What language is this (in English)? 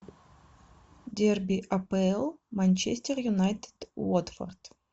Russian